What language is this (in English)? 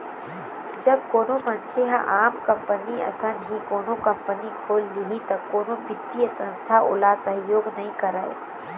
Chhattisgarhi